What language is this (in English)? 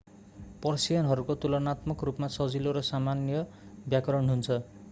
Nepali